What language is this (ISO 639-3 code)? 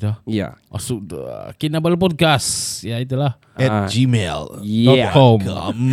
msa